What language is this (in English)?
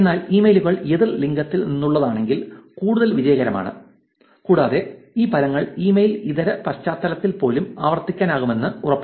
Malayalam